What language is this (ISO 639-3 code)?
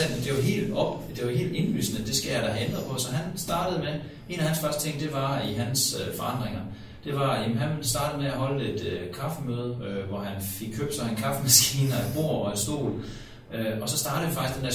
dan